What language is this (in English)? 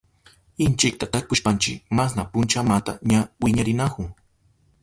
Southern Pastaza Quechua